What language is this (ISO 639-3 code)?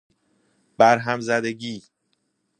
fas